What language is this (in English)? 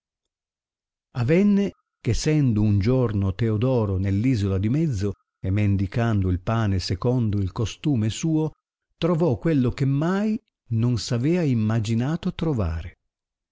Italian